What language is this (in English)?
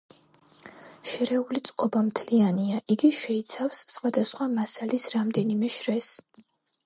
Georgian